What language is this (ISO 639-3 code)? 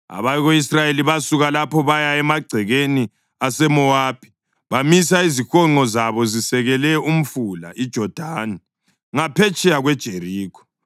nde